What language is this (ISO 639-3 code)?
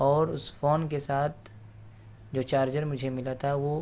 urd